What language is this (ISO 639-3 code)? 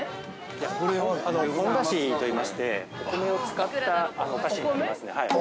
jpn